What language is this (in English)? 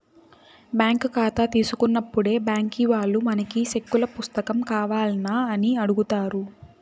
Telugu